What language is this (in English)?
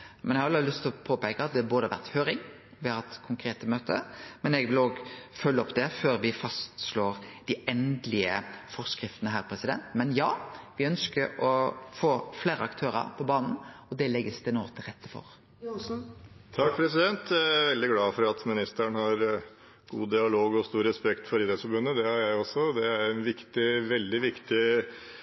Norwegian